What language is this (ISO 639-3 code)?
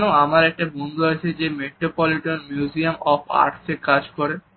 ben